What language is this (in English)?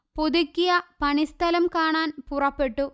Malayalam